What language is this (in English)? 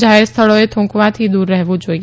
Gujarati